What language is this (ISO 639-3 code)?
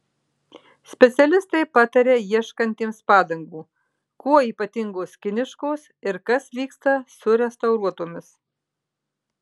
lit